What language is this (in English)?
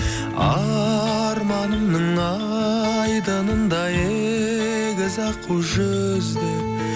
Kazakh